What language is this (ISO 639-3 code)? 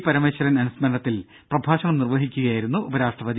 mal